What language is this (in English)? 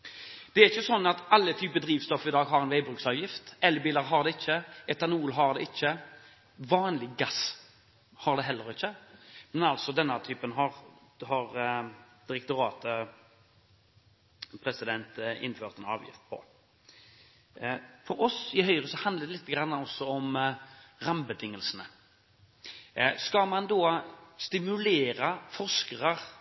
Norwegian Bokmål